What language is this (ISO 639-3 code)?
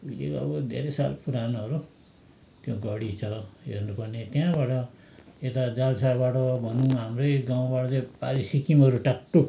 nep